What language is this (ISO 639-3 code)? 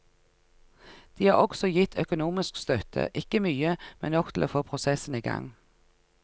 nor